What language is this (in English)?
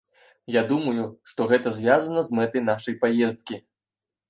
Belarusian